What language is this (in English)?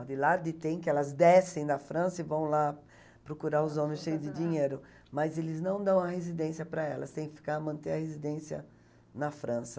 Portuguese